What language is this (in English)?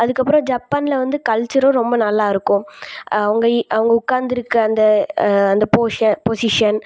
Tamil